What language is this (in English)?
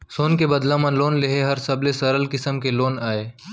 Chhattisgarhi